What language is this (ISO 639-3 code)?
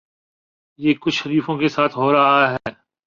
urd